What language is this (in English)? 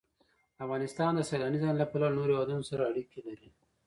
Pashto